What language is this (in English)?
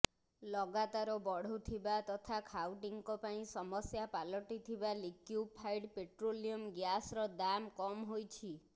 Odia